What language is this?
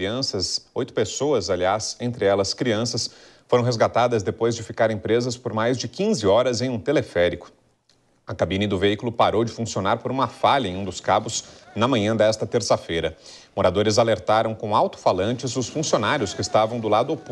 Portuguese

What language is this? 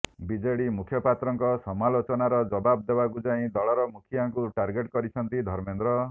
Odia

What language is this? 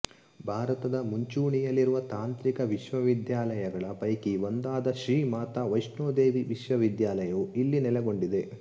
Kannada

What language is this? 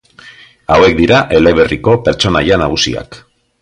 Basque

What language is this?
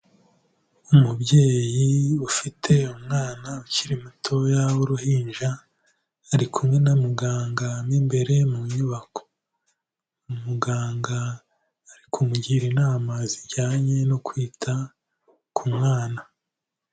Kinyarwanda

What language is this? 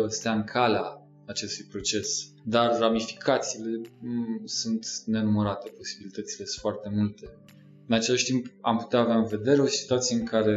Romanian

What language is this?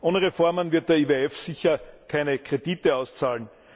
German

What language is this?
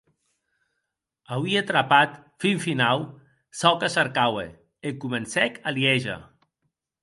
Occitan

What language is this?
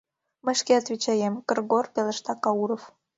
Mari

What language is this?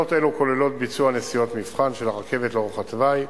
Hebrew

